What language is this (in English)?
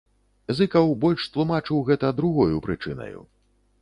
Belarusian